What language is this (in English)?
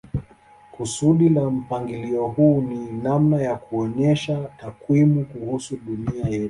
Swahili